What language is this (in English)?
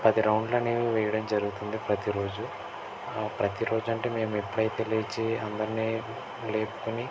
Telugu